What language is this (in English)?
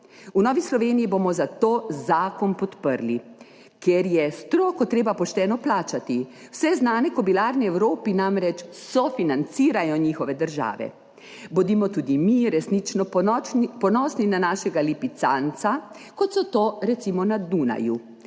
Slovenian